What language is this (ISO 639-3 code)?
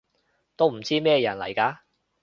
yue